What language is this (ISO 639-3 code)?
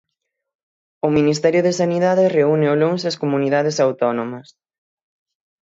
glg